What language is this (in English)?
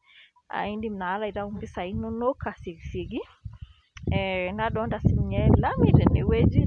Masai